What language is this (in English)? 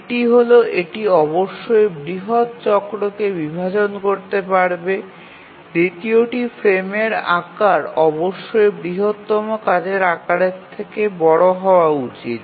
Bangla